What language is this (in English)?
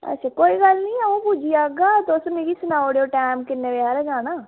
Dogri